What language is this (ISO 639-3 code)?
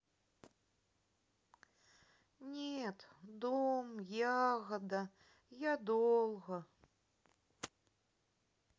rus